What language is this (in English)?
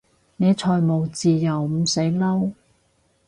Cantonese